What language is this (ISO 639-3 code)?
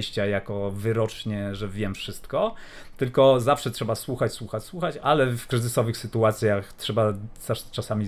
pol